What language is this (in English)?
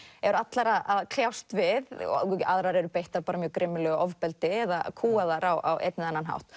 Icelandic